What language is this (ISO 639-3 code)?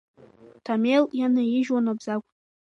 abk